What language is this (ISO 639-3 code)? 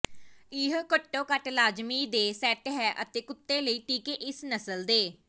pan